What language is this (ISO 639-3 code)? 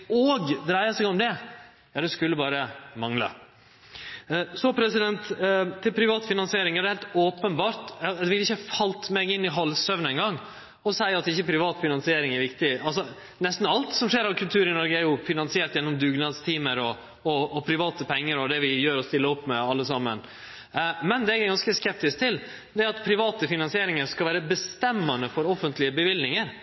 nno